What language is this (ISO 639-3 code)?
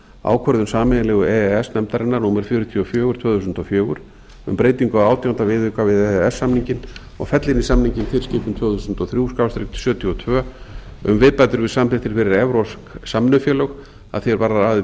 isl